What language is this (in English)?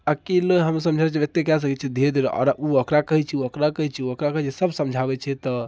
Maithili